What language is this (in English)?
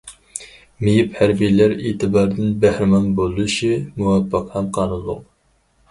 Uyghur